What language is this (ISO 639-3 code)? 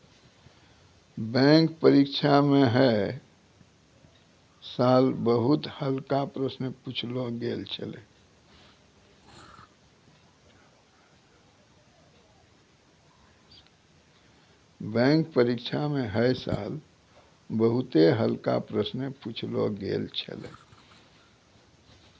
mai